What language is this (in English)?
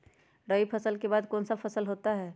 Magahi